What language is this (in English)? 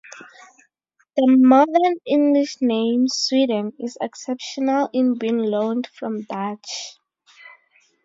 English